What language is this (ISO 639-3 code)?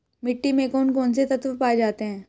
hin